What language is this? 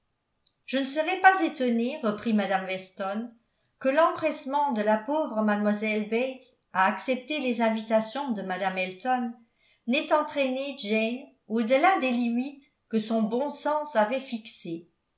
French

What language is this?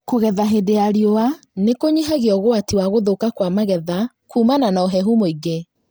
Kikuyu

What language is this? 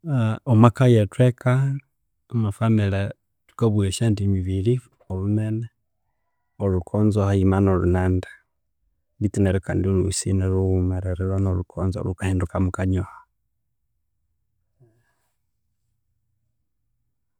Konzo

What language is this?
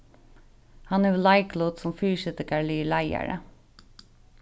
Faroese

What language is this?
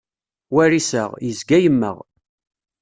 Kabyle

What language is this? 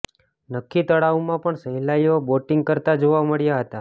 Gujarati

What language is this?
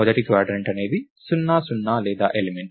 Telugu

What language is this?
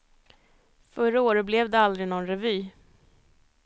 Swedish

